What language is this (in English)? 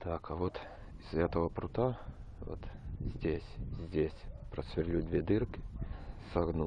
Russian